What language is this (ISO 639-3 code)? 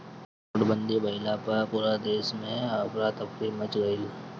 bho